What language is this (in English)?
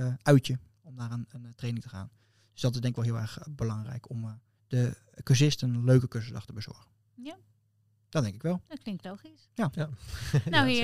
Dutch